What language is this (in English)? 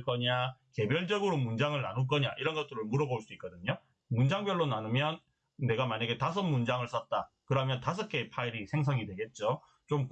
Korean